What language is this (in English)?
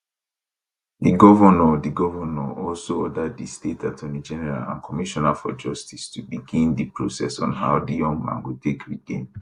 Nigerian Pidgin